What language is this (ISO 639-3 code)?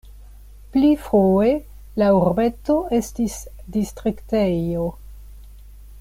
epo